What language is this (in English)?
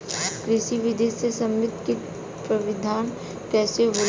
Bhojpuri